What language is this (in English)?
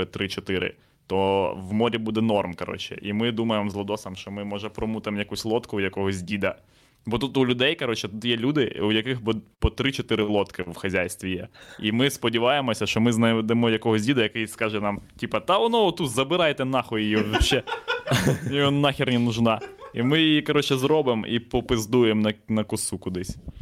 Ukrainian